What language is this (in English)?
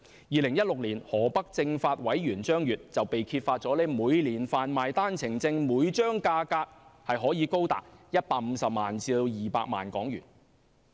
Cantonese